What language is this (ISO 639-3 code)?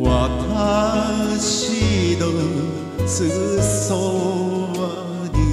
lav